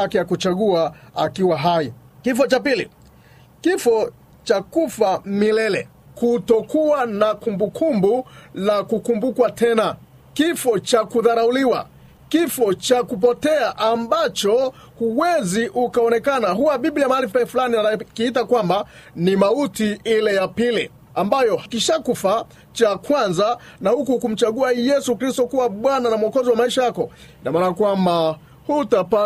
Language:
Swahili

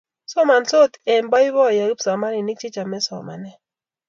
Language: Kalenjin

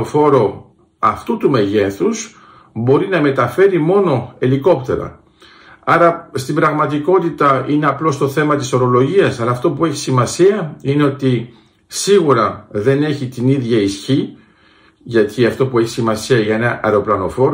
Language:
Greek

